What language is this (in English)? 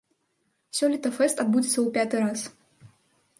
Belarusian